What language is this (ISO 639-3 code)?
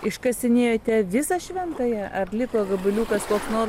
lit